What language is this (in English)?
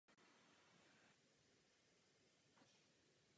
Czech